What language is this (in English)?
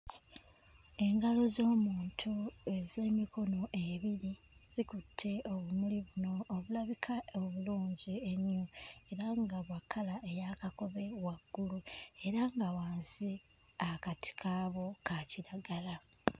Ganda